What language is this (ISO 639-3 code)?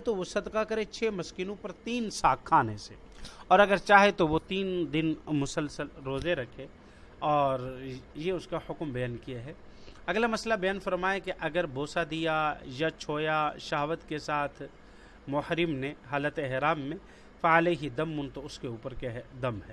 urd